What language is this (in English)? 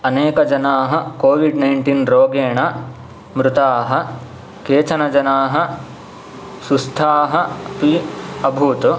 Sanskrit